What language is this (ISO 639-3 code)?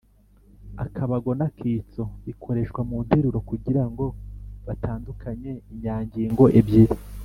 kin